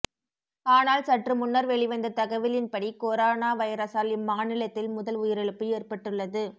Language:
Tamil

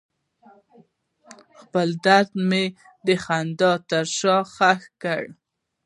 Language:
Pashto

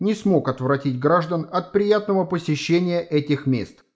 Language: Russian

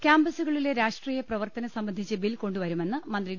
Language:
Malayalam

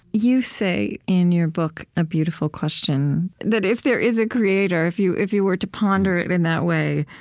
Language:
English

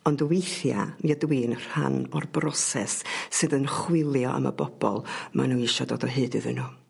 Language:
Welsh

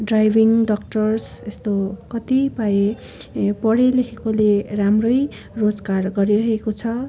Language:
Nepali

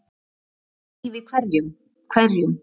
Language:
Icelandic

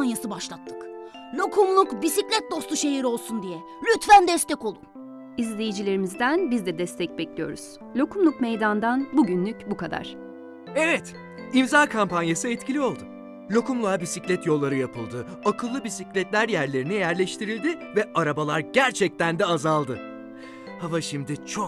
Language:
Turkish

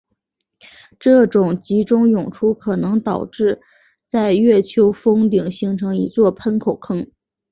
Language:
Chinese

